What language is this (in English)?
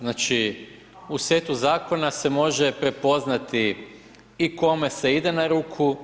Croatian